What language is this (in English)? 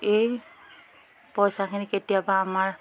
Assamese